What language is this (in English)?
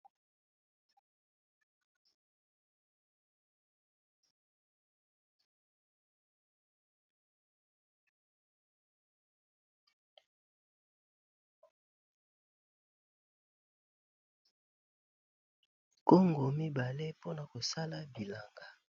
Lingala